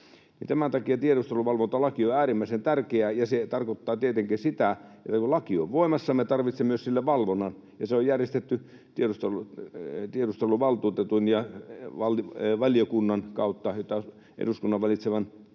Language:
Finnish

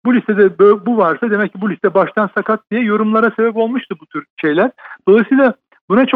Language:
Turkish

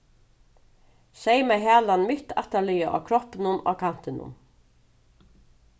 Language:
Faroese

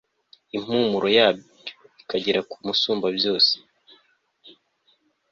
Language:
Kinyarwanda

